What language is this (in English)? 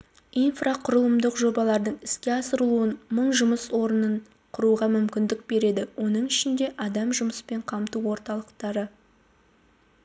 Kazakh